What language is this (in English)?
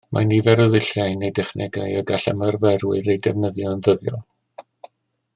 Welsh